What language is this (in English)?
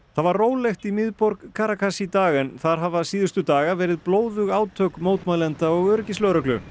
Icelandic